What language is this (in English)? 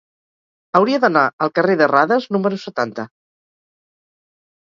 Catalan